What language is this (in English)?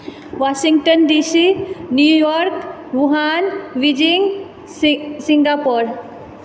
Maithili